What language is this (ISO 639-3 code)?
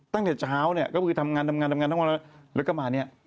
tha